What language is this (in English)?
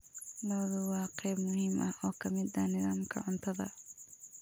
Somali